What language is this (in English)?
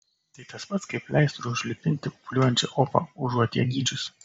Lithuanian